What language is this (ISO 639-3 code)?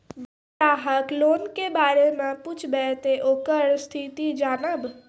mai